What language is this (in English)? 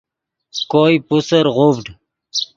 Yidgha